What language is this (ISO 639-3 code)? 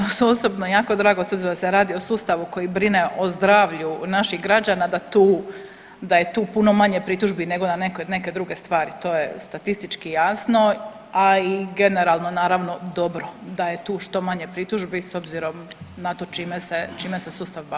hrv